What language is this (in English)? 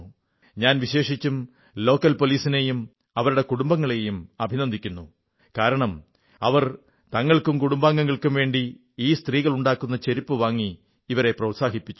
Malayalam